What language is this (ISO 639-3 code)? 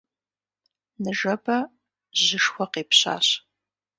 kbd